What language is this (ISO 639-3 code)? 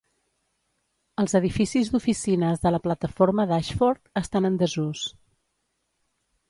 cat